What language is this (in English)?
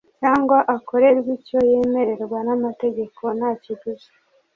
Kinyarwanda